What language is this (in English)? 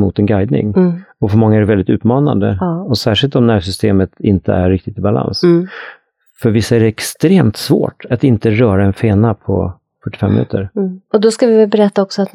Swedish